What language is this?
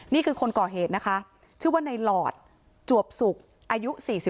Thai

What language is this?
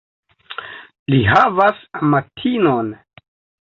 Esperanto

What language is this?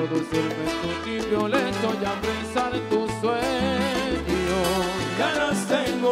Romanian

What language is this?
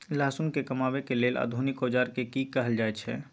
Maithili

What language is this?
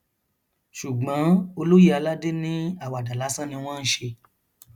Yoruba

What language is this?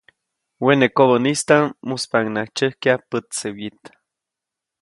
Copainalá Zoque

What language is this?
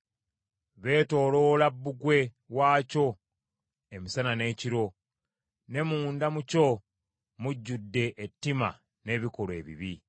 Ganda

